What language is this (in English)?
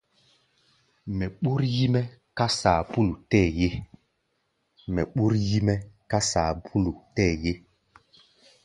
Gbaya